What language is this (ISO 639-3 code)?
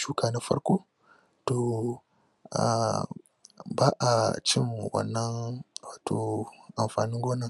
hau